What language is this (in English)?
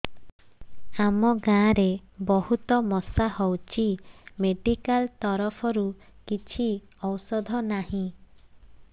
Odia